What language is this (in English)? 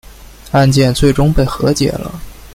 Chinese